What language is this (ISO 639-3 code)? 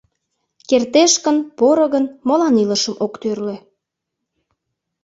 chm